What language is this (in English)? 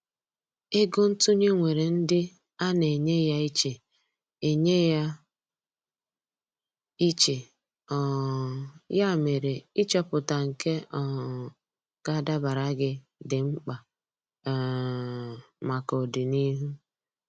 Igbo